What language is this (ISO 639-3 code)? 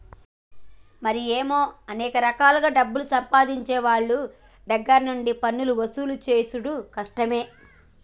tel